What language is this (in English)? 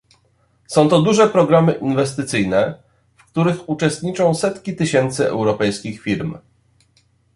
Polish